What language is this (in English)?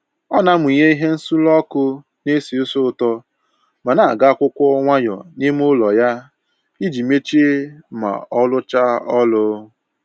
Igbo